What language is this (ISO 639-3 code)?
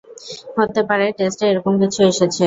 ben